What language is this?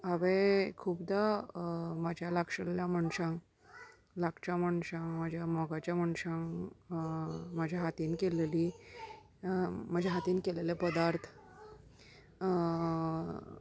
Konkani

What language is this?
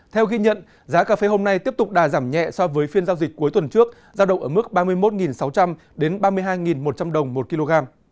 Vietnamese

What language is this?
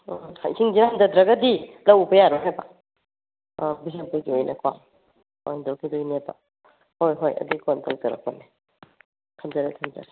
Manipuri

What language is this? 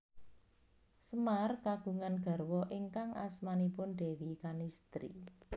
Javanese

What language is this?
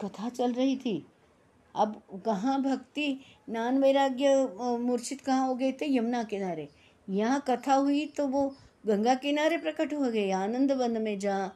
Hindi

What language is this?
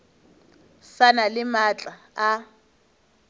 Northern Sotho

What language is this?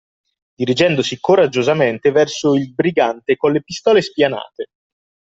Italian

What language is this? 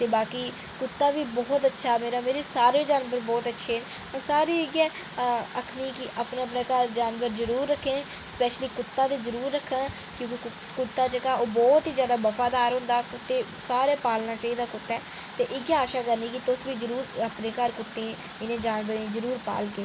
Dogri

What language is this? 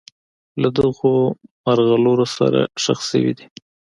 Pashto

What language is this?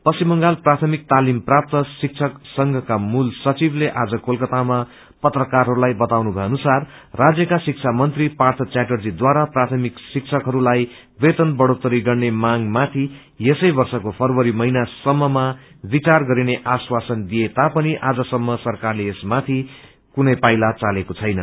Nepali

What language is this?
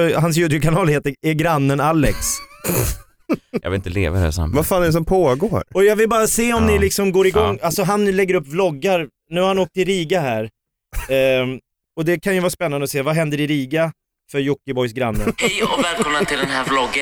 Swedish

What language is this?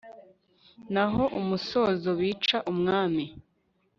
Kinyarwanda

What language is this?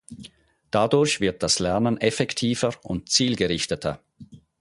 German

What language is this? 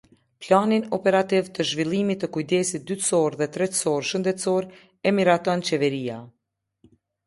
Albanian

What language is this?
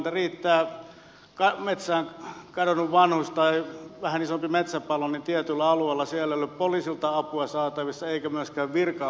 Finnish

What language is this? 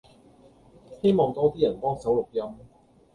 Cantonese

